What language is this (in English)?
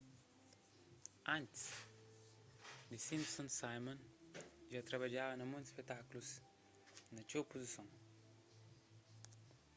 Kabuverdianu